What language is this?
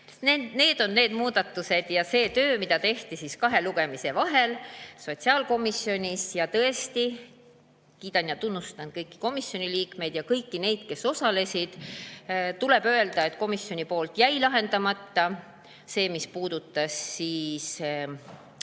Estonian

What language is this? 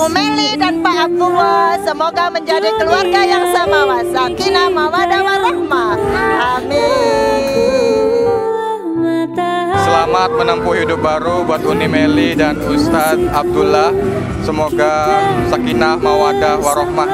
Indonesian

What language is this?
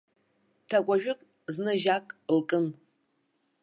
Abkhazian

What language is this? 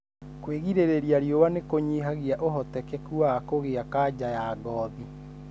Kikuyu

